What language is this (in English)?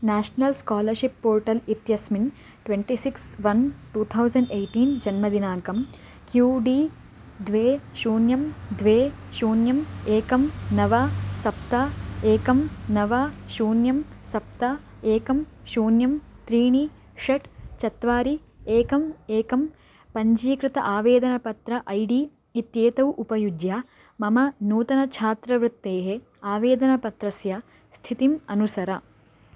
Sanskrit